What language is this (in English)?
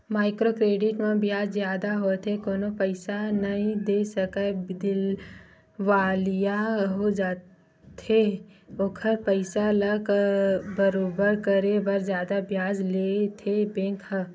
Chhattisgarhi